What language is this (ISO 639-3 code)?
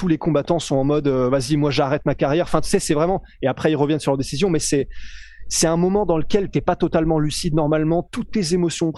fra